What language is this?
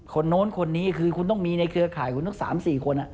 Thai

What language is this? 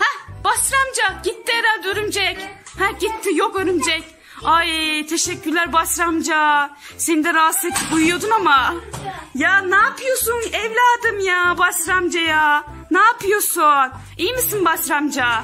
Turkish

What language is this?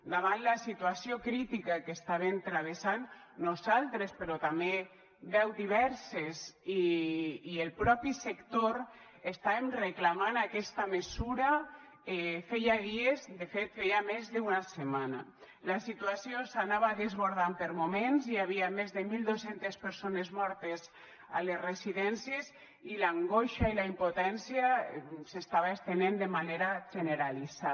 Catalan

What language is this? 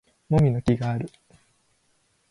Japanese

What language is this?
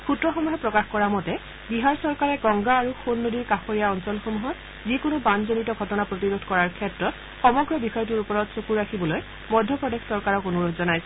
Assamese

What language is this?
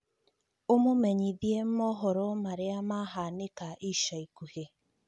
Kikuyu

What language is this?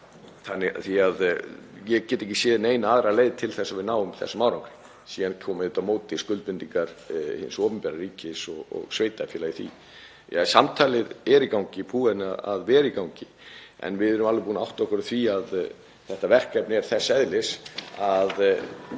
Icelandic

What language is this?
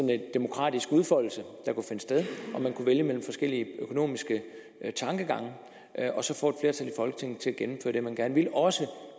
Danish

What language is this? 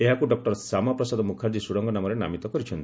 Odia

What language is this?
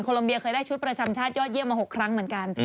Thai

